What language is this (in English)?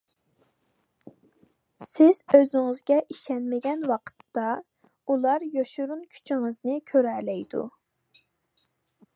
Uyghur